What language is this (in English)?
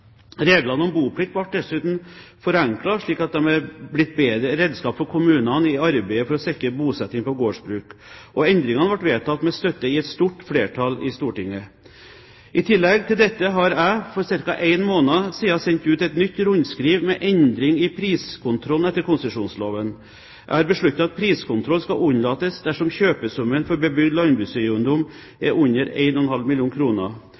Norwegian Bokmål